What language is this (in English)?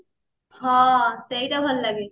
Odia